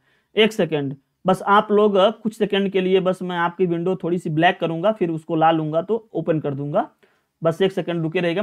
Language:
Hindi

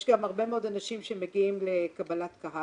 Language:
Hebrew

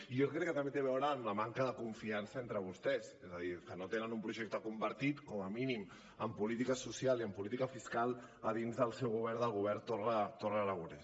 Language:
Catalan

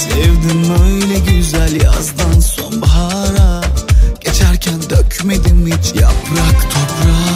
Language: Turkish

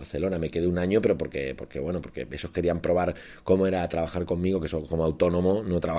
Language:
Spanish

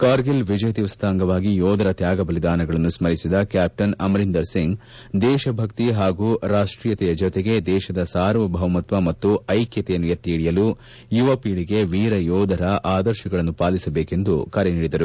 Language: Kannada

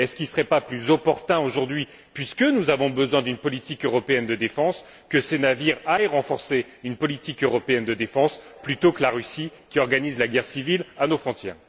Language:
French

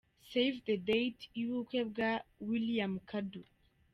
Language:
Kinyarwanda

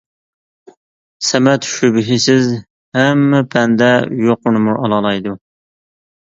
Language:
Uyghur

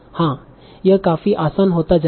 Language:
Hindi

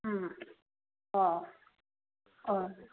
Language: Manipuri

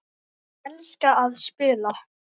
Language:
Icelandic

